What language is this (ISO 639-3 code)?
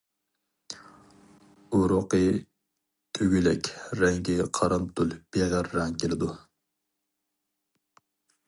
uig